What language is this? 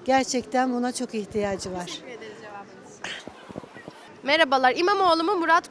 Turkish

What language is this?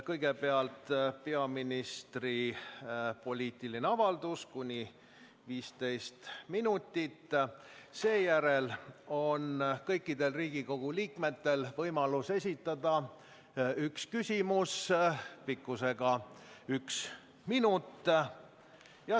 Estonian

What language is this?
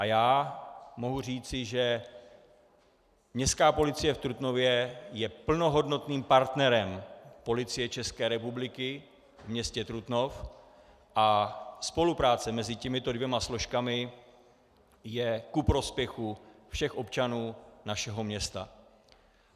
Czech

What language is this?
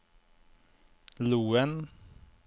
Norwegian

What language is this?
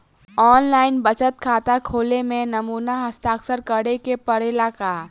Bhojpuri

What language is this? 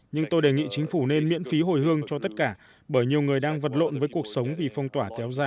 Vietnamese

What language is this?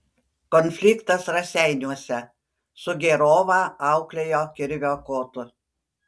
Lithuanian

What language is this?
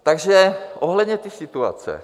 Czech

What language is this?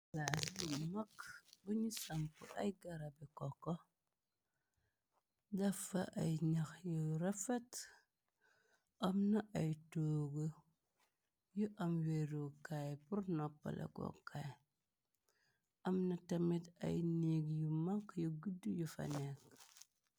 Wolof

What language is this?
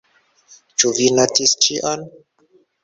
Esperanto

